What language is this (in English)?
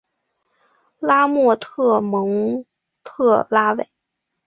Chinese